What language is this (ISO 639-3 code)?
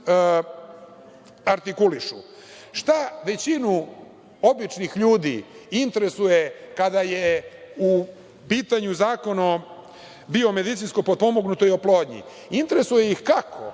srp